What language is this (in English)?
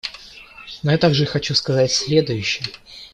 Russian